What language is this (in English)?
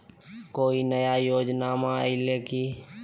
Magahi